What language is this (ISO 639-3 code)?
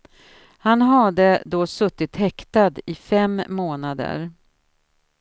swe